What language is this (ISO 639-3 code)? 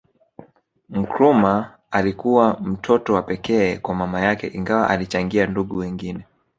swa